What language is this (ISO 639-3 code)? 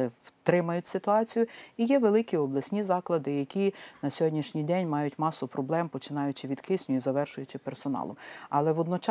ukr